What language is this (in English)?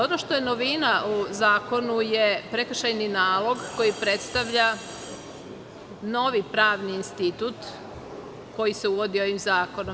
Serbian